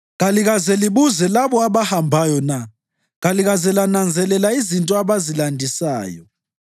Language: North Ndebele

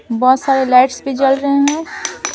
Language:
Hindi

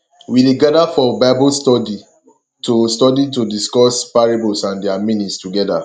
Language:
Nigerian Pidgin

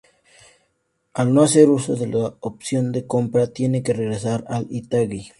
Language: Spanish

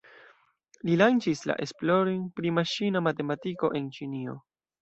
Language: Esperanto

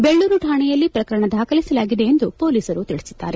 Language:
Kannada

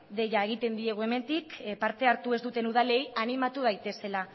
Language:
Basque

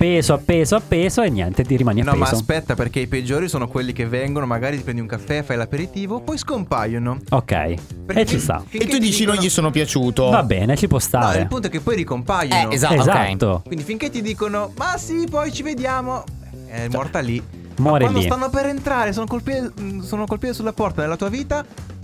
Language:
Italian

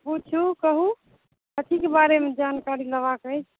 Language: Maithili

